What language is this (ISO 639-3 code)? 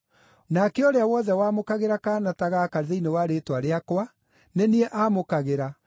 kik